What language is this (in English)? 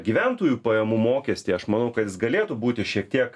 Lithuanian